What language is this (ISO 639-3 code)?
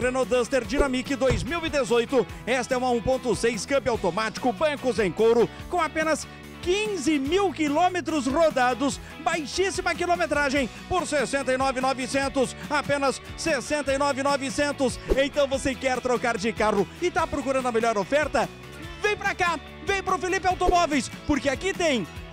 por